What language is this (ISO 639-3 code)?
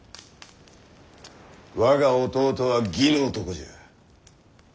jpn